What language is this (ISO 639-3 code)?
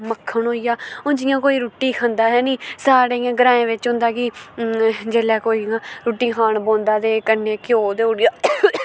doi